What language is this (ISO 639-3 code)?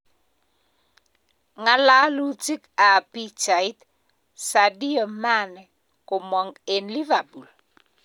kln